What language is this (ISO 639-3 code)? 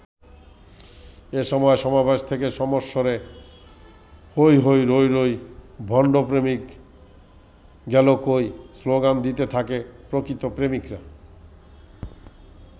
ben